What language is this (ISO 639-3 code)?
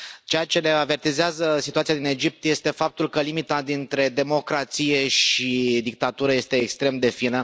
ron